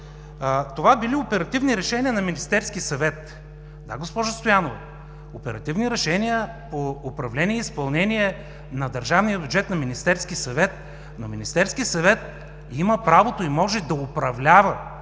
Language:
Bulgarian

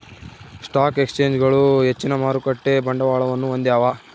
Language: Kannada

